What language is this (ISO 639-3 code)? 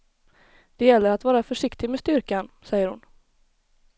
swe